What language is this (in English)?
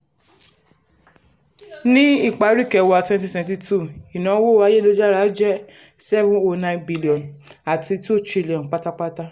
Yoruba